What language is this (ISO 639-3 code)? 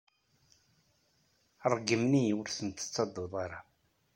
kab